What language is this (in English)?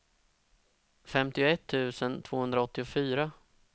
Swedish